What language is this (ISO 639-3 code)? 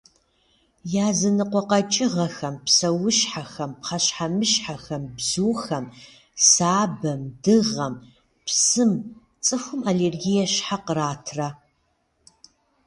kbd